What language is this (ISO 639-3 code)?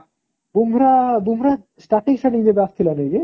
ori